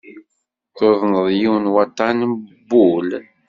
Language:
Kabyle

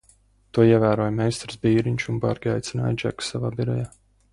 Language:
Latvian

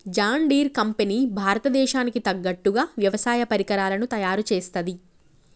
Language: Telugu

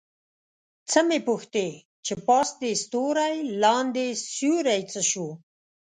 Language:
Pashto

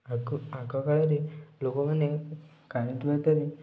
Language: Odia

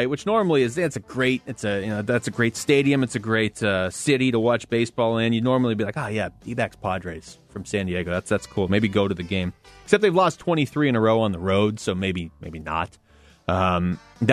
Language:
English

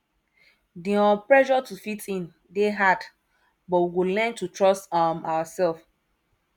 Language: Nigerian Pidgin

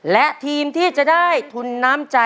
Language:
Thai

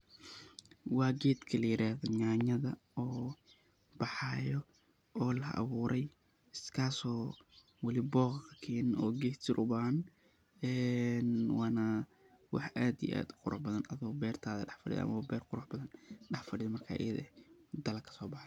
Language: Somali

